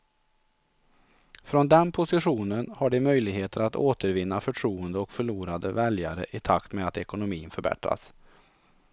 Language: Swedish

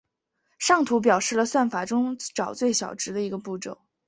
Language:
Chinese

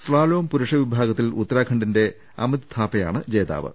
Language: Malayalam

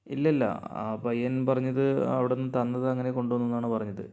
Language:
Malayalam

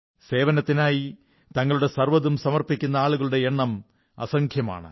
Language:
Malayalam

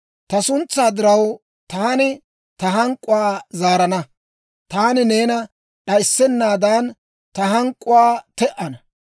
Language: Dawro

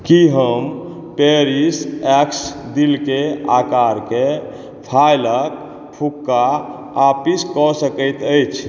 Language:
Maithili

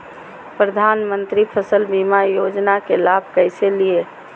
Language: Magahi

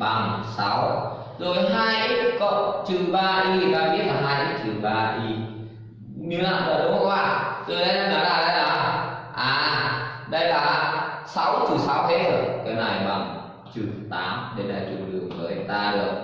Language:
Vietnamese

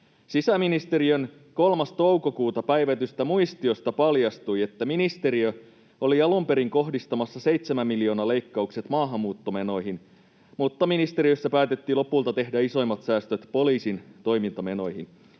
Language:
Finnish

